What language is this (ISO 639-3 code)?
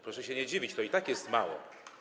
pol